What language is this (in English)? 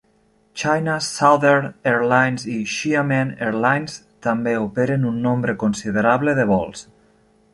Catalan